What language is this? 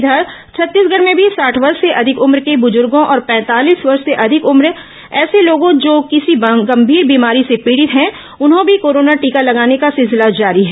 Hindi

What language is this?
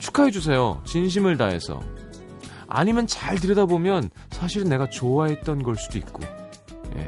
Korean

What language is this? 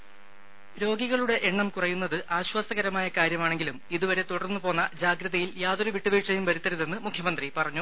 Malayalam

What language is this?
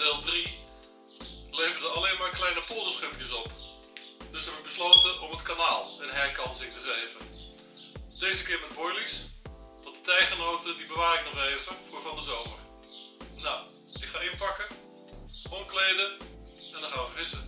Dutch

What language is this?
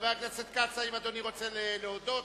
Hebrew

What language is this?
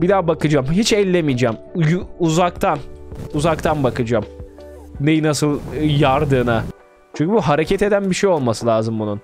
Turkish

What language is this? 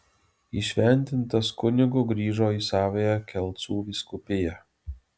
Lithuanian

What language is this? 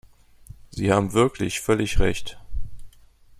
German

